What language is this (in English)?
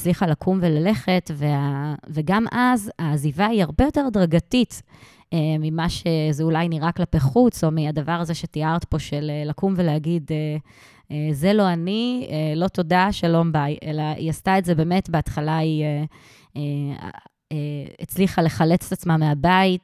Hebrew